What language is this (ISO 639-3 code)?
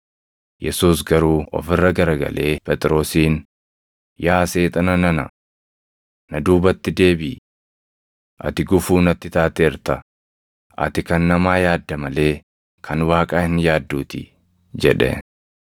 orm